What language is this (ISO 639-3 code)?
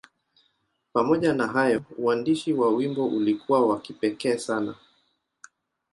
swa